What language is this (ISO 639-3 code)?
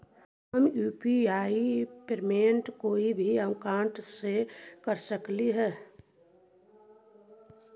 mag